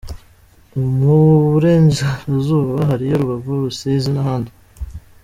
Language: Kinyarwanda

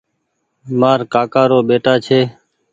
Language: Goaria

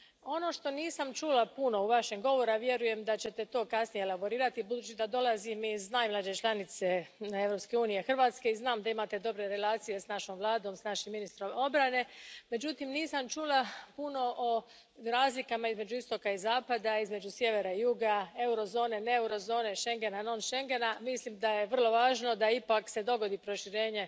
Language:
Croatian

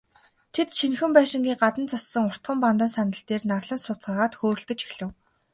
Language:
Mongolian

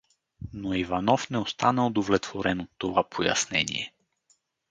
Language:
Bulgarian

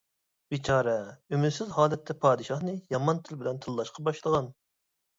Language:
Uyghur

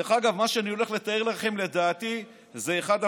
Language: Hebrew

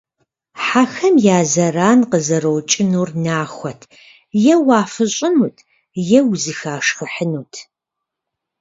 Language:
Kabardian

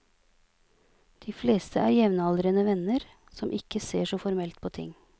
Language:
Norwegian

